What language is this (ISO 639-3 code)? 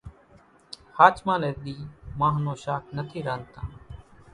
gjk